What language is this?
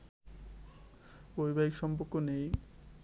Bangla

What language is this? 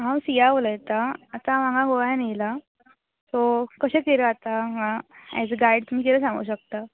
Konkani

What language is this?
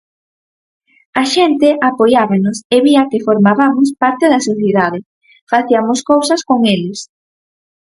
Galician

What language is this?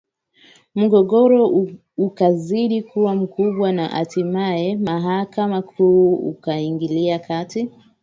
Swahili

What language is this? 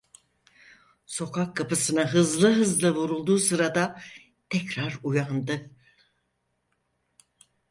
Turkish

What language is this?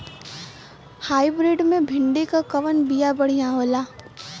Bhojpuri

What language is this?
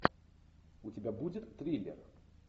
Russian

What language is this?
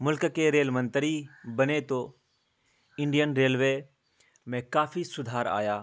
Urdu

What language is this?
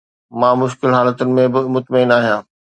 Sindhi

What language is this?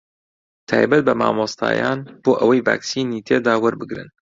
Central Kurdish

